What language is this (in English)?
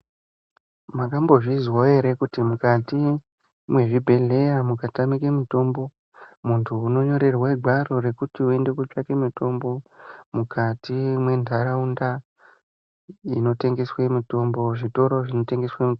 Ndau